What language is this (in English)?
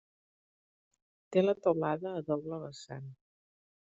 Catalan